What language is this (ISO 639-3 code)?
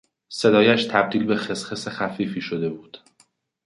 fas